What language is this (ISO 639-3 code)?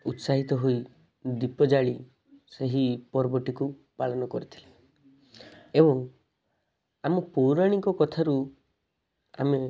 ori